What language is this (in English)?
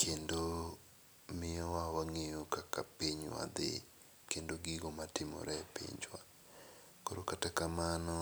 Luo (Kenya and Tanzania)